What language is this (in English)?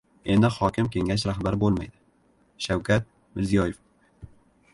Uzbek